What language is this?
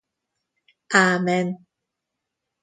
Hungarian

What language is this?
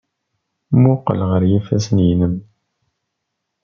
Kabyle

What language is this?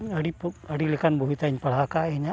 Santali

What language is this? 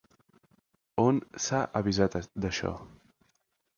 Catalan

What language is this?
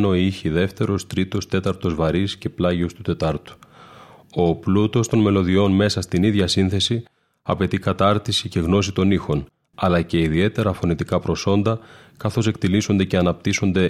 Greek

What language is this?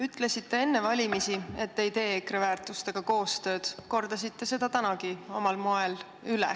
Estonian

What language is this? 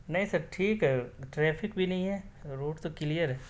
Urdu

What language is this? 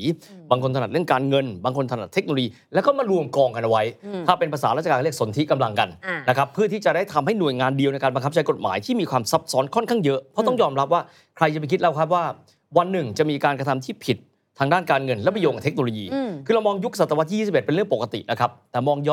Thai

